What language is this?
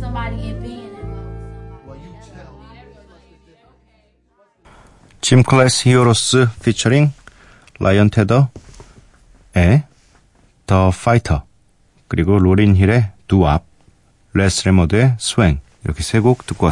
Korean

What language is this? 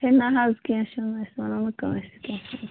Kashmiri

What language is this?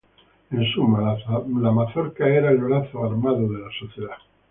Spanish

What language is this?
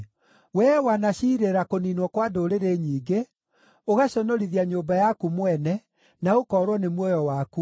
Kikuyu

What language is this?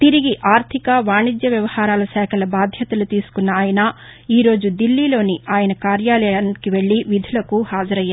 Telugu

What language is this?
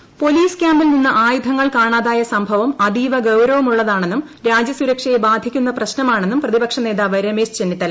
Malayalam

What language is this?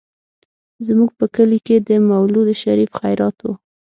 Pashto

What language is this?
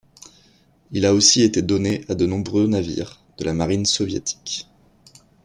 French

